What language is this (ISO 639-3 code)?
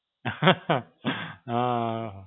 guj